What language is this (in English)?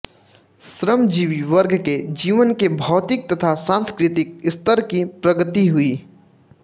Hindi